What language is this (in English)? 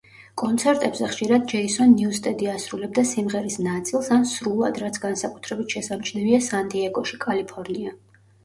Georgian